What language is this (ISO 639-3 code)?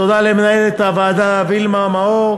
heb